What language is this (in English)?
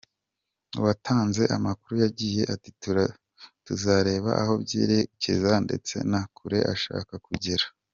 Kinyarwanda